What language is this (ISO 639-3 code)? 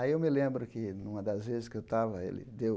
por